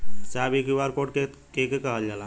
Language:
Bhojpuri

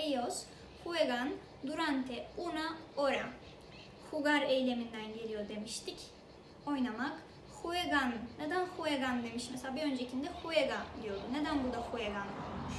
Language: Turkish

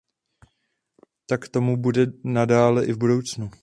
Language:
Czech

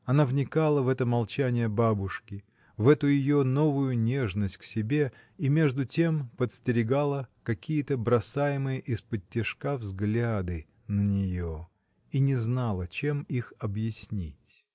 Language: Russian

